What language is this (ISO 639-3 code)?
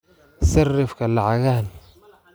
som